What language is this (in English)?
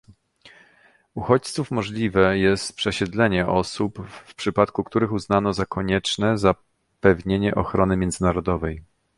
Polish